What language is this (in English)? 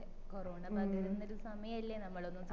Malayalam